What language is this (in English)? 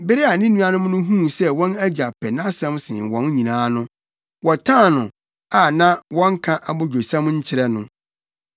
Akan